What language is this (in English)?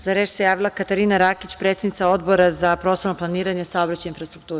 Serbian